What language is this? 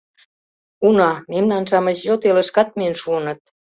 Mari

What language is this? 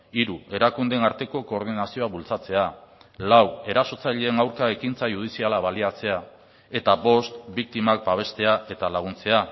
Basque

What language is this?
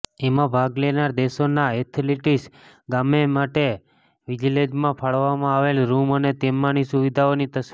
Gujarati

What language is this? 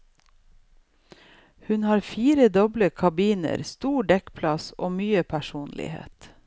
Norwegian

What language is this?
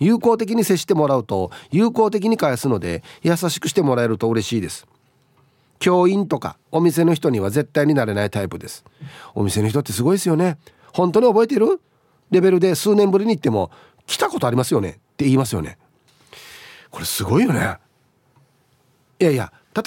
Japanese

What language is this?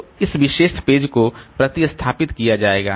Hindi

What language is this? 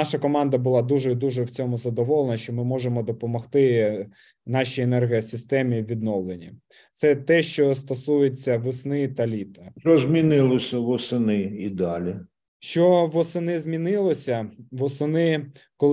Ukrainian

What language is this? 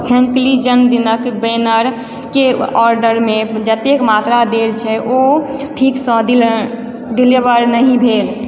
Maithili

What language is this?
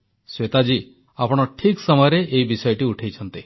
Odia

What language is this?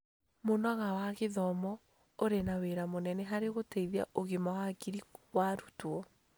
Kikuyu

